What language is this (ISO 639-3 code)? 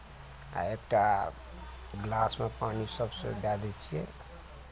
mai